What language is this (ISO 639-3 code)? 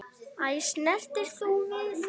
isl